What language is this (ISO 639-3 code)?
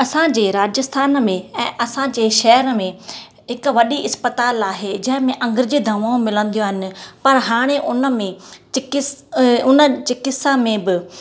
snd